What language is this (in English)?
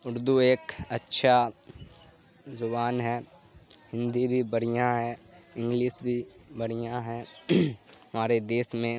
Urdu